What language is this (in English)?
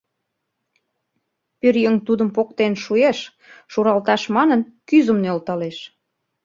Mari